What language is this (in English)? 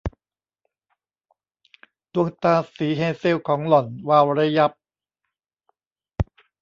Thai